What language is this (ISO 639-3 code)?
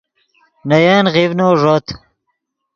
ydg